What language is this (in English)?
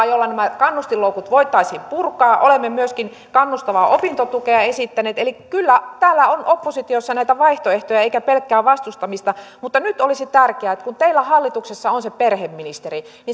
Finnish